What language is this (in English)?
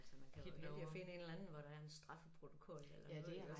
Danish